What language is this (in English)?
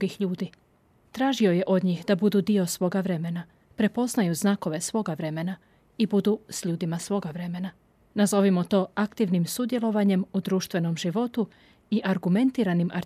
Croatian